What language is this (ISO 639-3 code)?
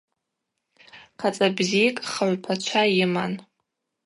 abq